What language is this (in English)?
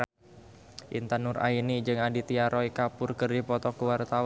Sundanese